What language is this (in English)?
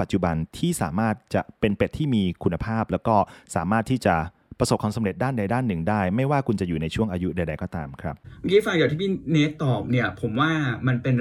Thai